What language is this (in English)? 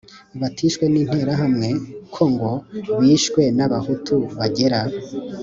Kinyarwanda